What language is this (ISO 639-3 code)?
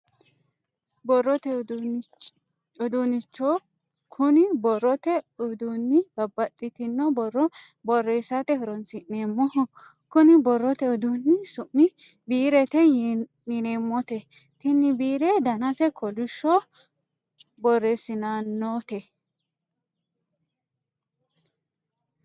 sid